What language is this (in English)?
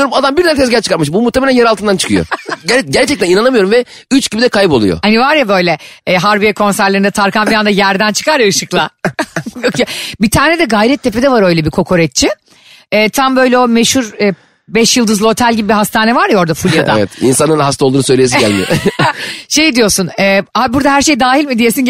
Turkish